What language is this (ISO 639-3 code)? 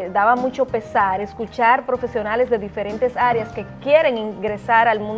spa